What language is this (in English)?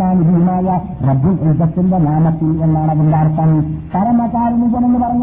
Malayalam